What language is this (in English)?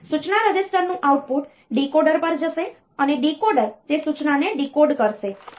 Gujarati